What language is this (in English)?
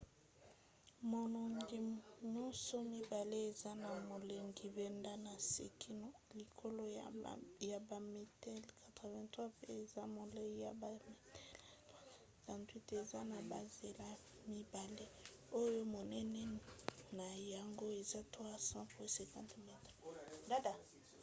Lingala